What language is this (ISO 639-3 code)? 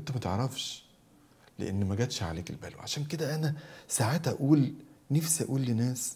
ara